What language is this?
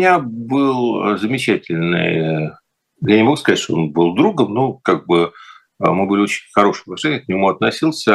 Russian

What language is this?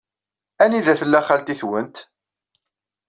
Kabyle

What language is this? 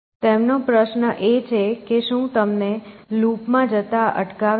Gujarati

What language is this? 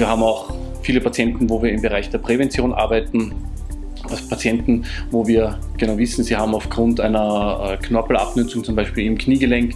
German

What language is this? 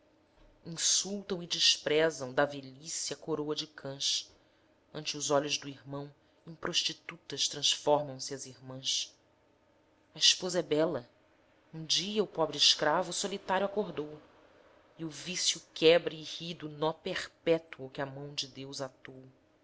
Portuguese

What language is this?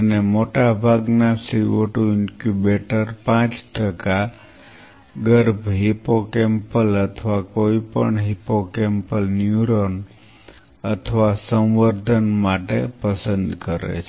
Gujarati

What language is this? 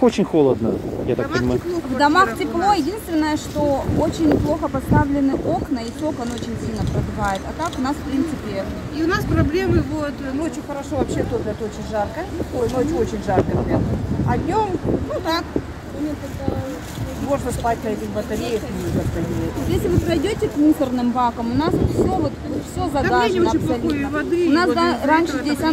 Russian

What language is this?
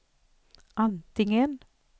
Swedish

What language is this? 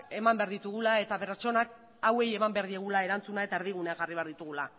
Basque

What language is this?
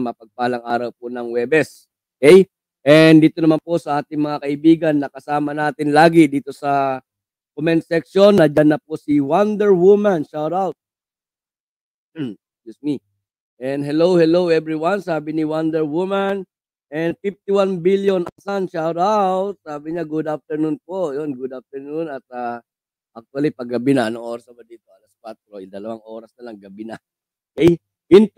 Filipino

